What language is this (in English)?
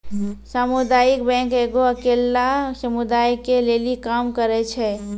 Maithili